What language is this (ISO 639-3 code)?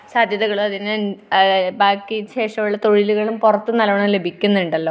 mal